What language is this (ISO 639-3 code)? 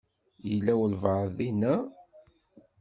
kab